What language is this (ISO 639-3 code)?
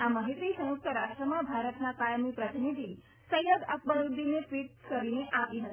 guj